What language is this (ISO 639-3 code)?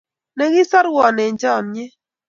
kln